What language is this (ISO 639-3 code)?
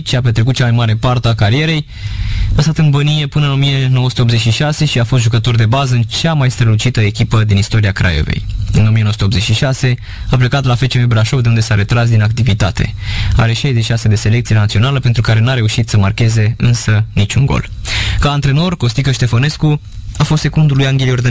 ron